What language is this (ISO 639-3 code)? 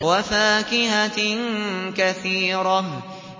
ara